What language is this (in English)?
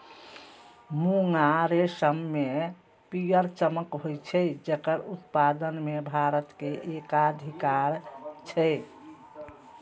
Maithili